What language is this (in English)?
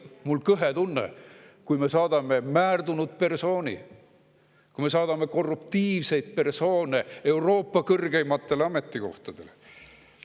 Estonian